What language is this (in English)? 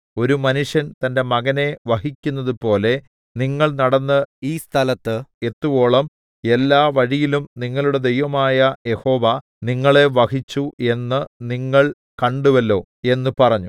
Malayalam